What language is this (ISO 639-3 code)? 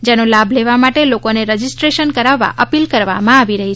guj